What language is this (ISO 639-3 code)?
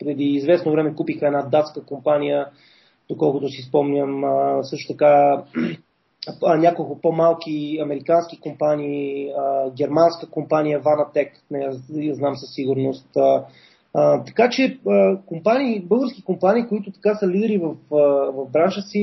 bul